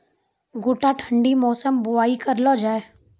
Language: Maithili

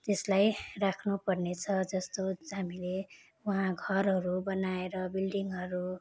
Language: Nepali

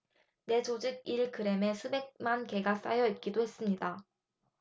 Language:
Korean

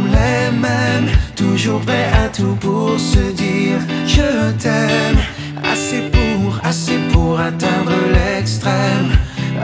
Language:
French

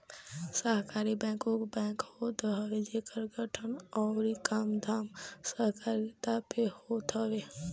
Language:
Bhojpuri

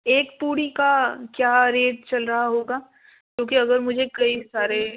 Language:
Urdu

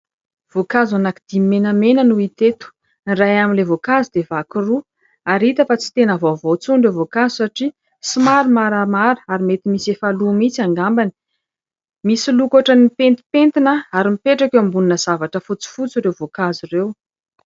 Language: Malagasy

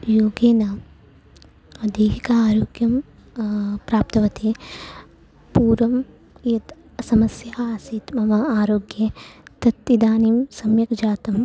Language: Sanskrit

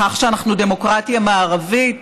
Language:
Hebrew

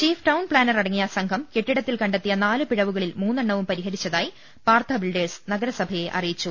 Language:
Malayalam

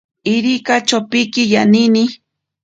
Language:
Ashéninka Perené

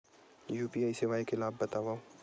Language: Chhattisgarhi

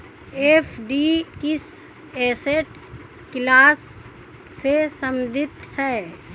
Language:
Hindi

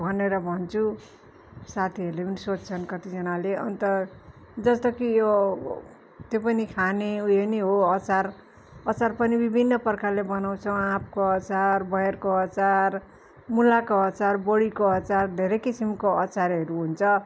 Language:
Nepali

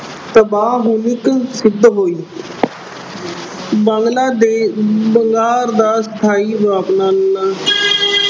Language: Punjabi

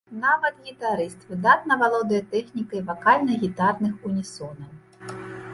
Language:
Belarusian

